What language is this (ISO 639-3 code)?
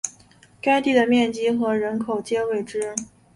zho